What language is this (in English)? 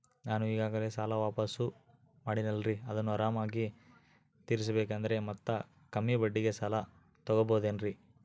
Kannada